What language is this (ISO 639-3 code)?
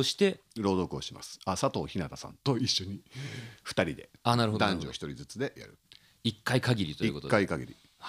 jpn